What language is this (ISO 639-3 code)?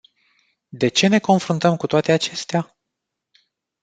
ron